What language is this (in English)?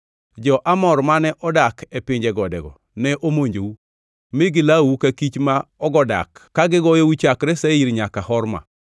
Luo (Kenya and Tanzania)